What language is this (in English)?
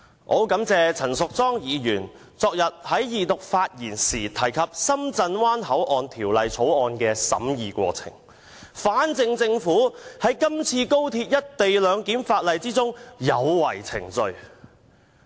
Cantonese